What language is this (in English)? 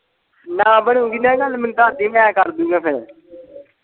Punjabi